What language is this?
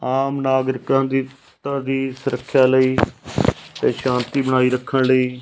Punjabi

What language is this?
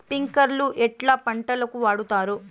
Telugu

